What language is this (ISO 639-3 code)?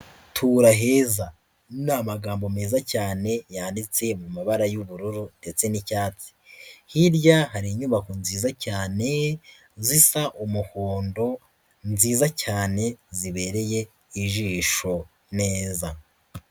kin